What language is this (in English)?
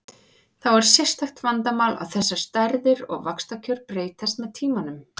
Icelandic